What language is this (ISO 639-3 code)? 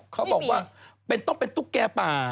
tha